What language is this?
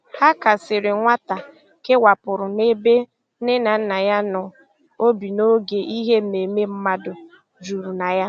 Igbo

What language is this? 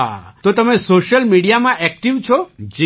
Gujarati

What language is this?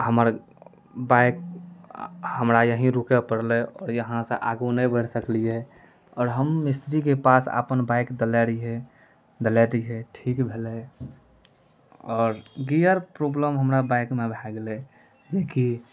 Maithili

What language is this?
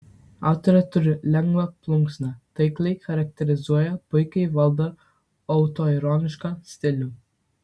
Lithuanian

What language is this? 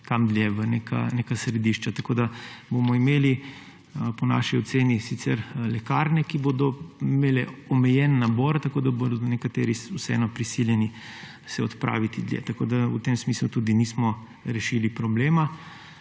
Slovenian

